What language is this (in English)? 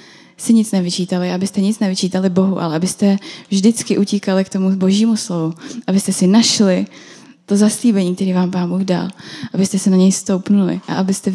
Czech